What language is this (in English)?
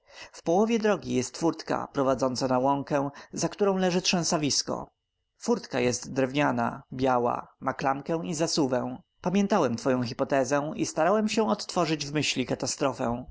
Polish